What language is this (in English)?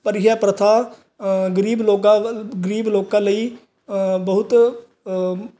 Punjabi